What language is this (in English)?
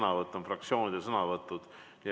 Estonian